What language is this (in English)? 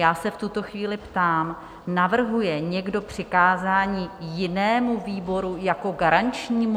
Czech